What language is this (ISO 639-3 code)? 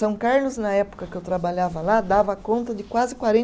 por